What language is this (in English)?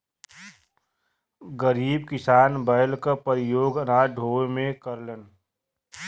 Bhojpuri